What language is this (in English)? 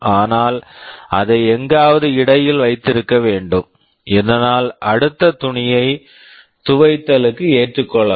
Tamil